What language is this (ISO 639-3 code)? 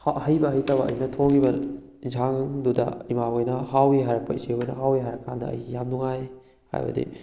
mni